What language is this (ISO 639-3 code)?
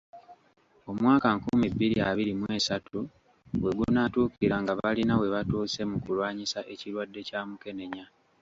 lug